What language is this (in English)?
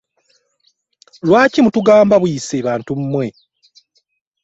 Ganda